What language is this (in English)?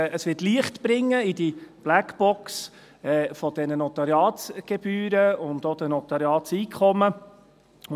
Swiss German